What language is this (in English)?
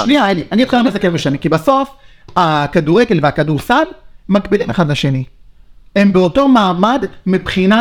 Hebrew